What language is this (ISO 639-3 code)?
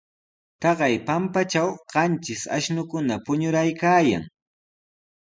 qws